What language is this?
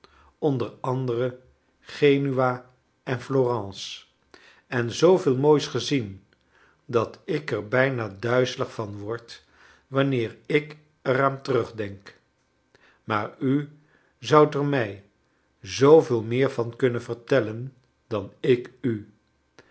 Dutch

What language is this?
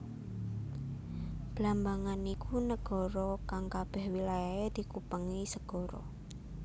Javanese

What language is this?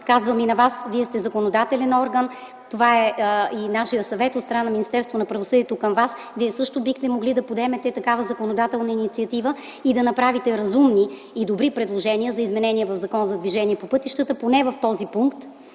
Bulgarian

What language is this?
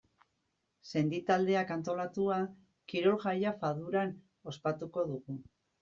Basque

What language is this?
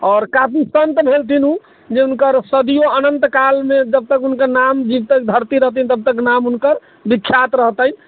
Maithili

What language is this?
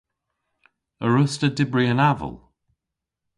Cornish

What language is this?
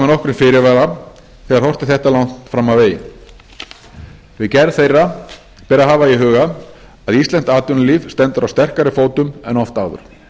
Icelandic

